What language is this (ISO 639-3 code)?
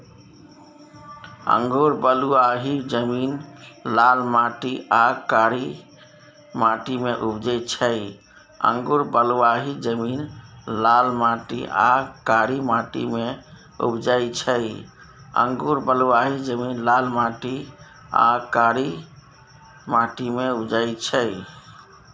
mai